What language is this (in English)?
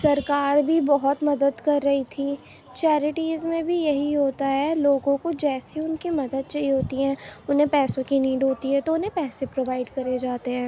Urdu